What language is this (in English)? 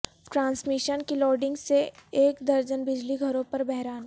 Urdu